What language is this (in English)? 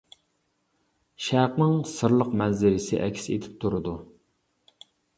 Uyghur